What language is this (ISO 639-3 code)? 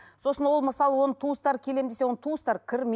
kaz